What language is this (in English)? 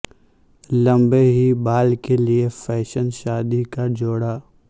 Urdu